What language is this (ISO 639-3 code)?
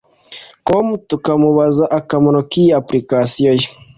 kin